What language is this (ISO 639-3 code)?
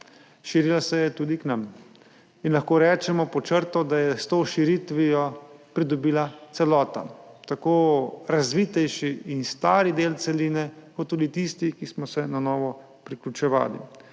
slv